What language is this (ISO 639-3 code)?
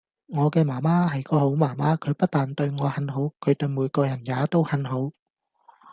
yue